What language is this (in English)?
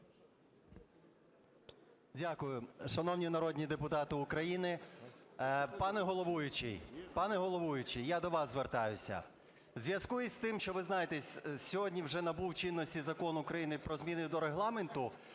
Ukrainian